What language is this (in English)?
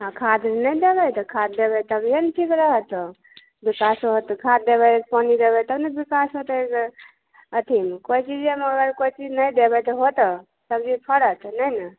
Maithili